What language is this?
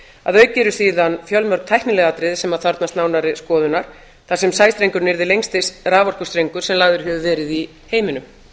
Icelandic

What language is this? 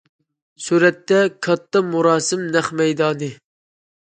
Uyghur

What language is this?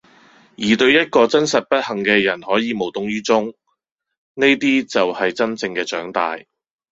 Cantonese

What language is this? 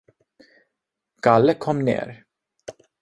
Swedish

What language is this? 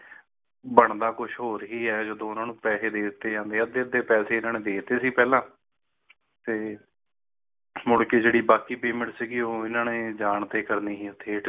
Punjabi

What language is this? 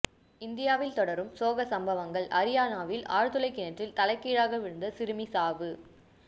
Tamil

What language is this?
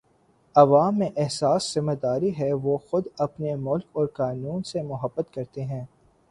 Urdu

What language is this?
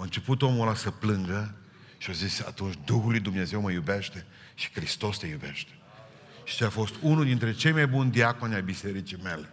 Romanian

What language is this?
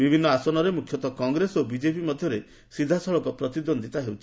Odia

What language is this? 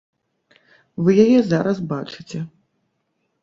Belarusian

